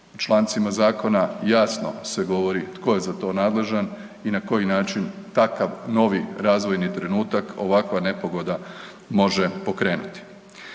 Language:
Croatian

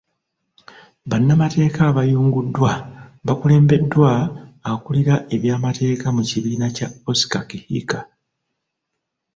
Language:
Ganda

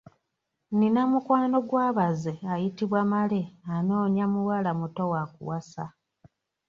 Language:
Ganda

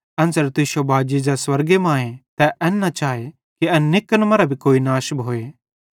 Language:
Bhadrawahi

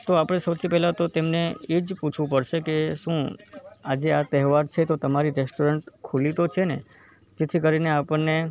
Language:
Gujarati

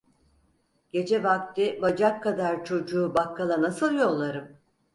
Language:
Turkish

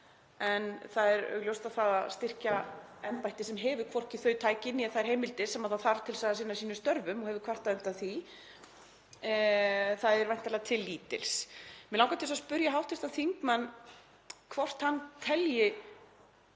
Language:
Icelandic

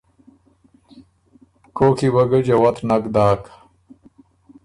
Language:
Ormuri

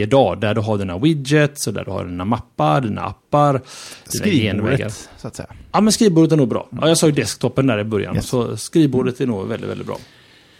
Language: Swedish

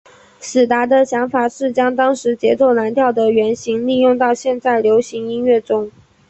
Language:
Chinese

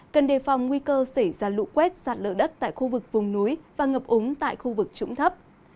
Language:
Vietnamese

